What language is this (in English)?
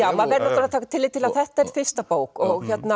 Icelandic